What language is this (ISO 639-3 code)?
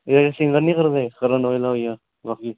doi